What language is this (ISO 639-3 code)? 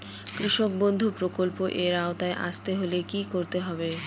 ben